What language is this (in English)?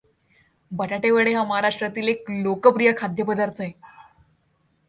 Marathi